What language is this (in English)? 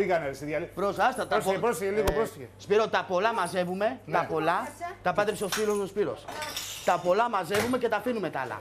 Greek